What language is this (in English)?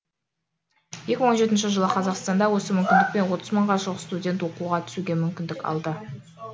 Kazakh